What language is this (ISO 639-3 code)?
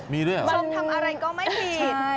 tha